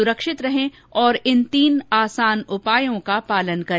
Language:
Hindi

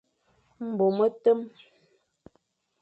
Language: Fang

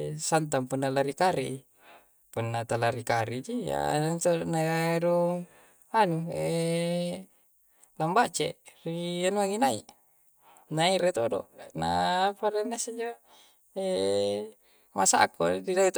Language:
Coastal Konjo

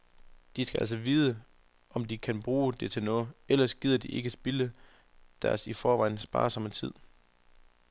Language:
Danish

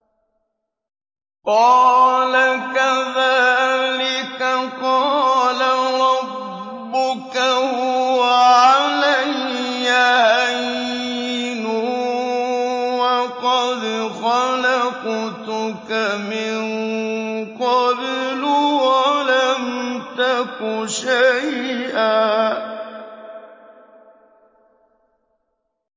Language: Arabic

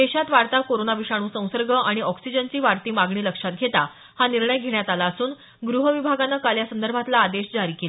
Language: Marathi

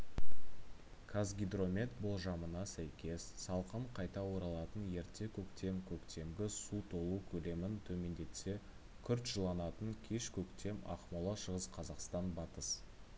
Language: Kazakh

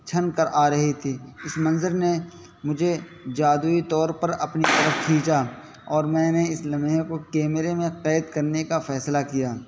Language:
Urdu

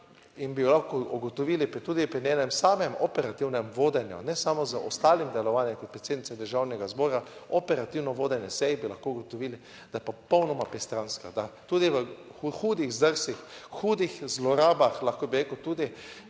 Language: Slovenian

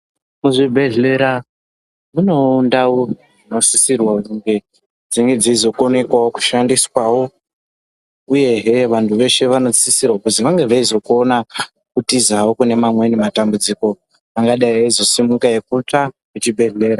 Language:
Ndau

